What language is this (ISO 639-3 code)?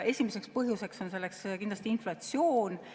est